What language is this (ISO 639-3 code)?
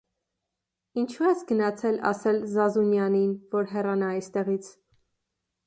hye